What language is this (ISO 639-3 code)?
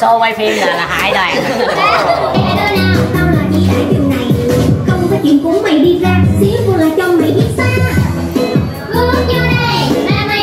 vie